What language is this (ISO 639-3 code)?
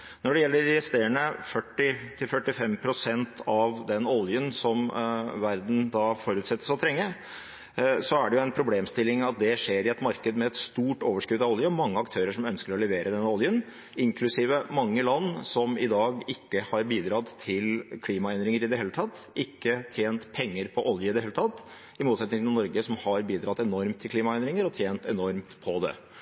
nob